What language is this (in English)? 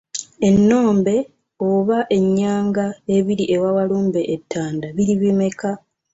Ganda